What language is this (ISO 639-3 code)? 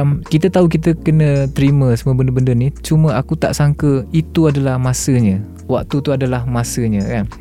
msa